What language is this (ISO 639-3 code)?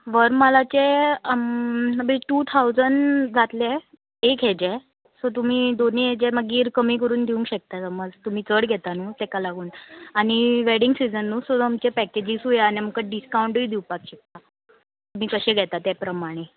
kok